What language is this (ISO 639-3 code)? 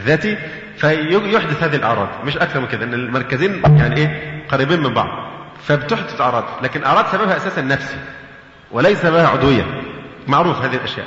ara